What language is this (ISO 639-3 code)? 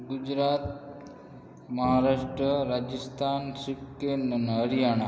guj